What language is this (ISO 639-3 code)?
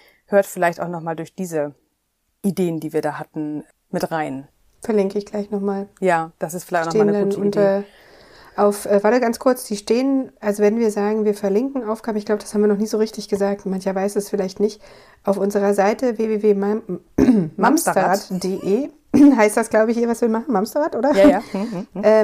deu